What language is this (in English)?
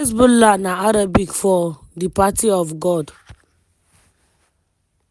Nigerian Pidgin